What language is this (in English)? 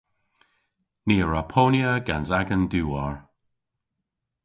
Cornish